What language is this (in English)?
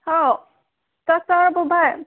Manipuri